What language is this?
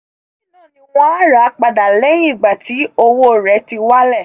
Yoruba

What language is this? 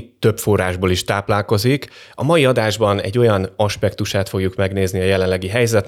Hungarian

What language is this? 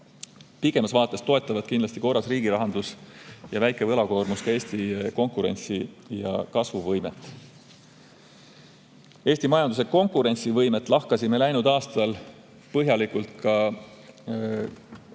Estonian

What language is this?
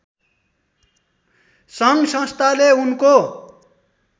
Nepali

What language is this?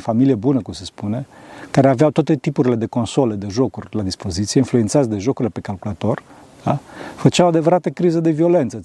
Romanian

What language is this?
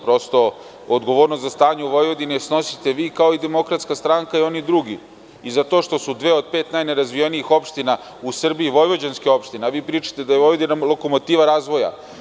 Serbian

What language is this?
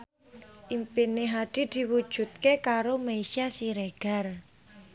Javanese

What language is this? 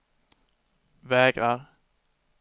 Swedish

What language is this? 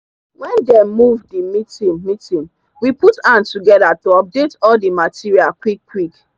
Nigerian Pidgin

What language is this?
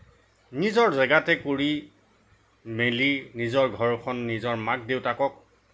Assamese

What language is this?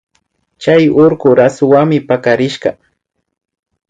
Imbabura Highland Quichua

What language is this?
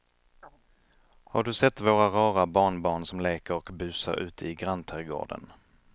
Swedish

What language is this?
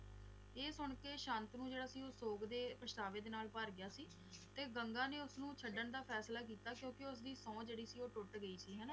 Punjabi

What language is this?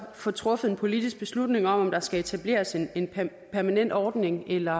Danish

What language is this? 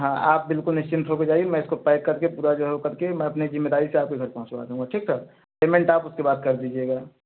Hindi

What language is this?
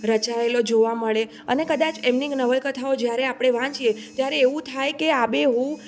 Gujarati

